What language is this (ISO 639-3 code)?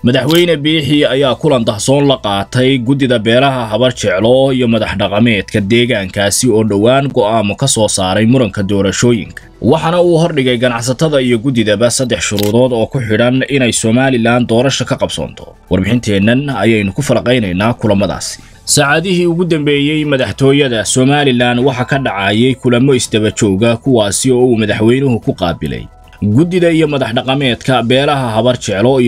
ara